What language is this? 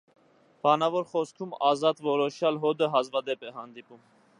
Armenian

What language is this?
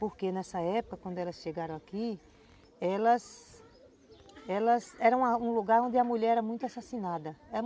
Portuguese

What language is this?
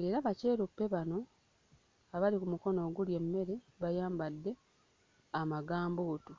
Ganda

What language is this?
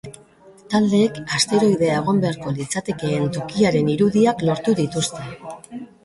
Basque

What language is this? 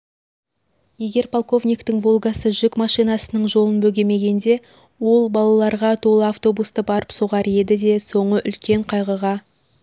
Kazakh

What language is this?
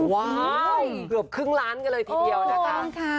Thai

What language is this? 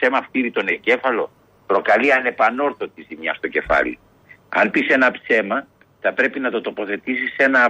Greek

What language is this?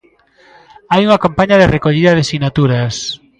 Galician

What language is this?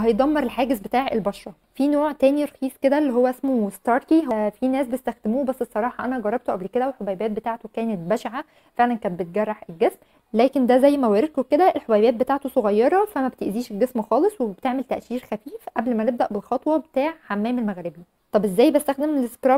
Arabic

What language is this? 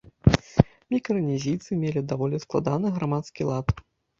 Belarusian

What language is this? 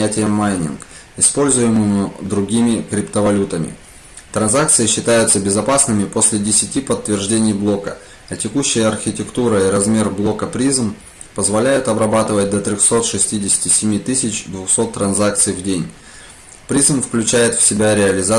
Russian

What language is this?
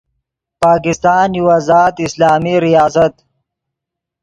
Yidgha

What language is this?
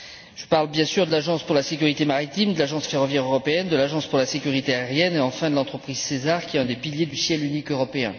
French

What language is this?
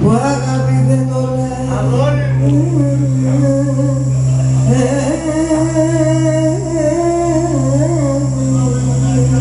Greek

